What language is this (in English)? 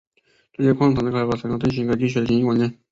Chinese